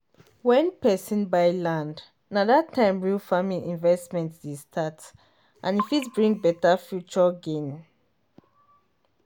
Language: Nigerian Pidgin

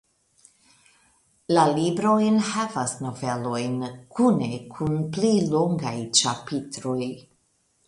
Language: Esperanto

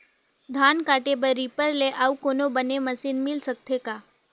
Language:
Chhattisgarhi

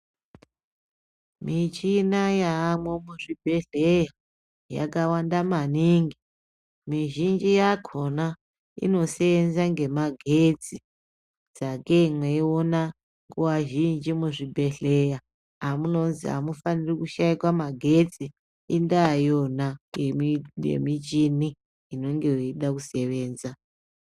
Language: Ndau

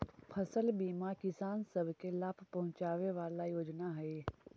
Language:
Magahi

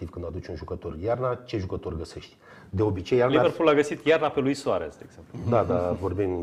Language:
Romanian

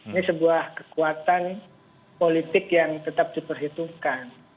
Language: Indonesian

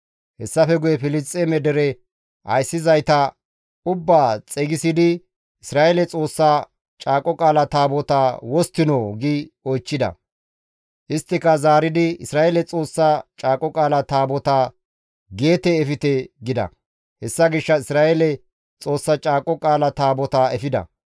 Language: Gamo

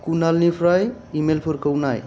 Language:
Bodo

